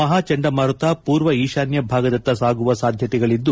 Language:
Kannada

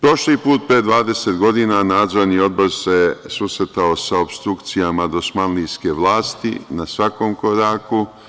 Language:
Serbian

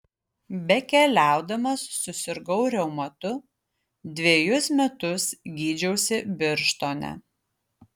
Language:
Lithuanian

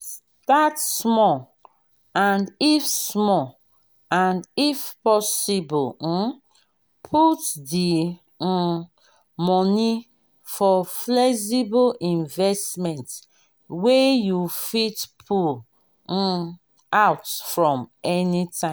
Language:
Nigerian Pidgin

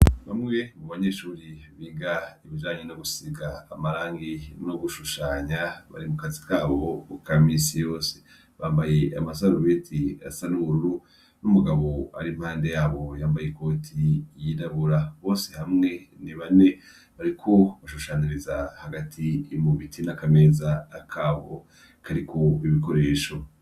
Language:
Rundi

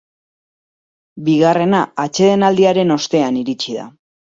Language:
Basque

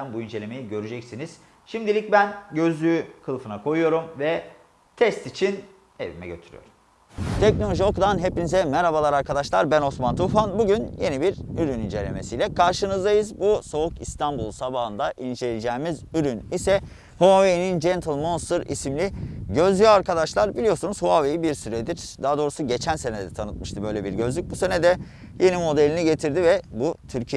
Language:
Turkish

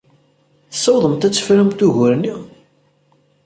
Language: Kabyle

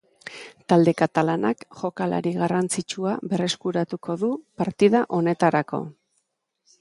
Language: Basque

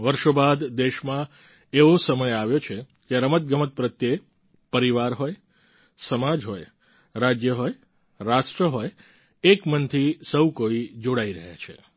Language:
Gujarati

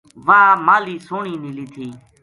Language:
Gujari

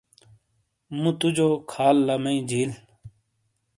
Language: Shina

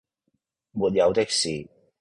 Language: Cantonese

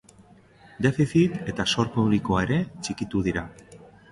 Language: Basque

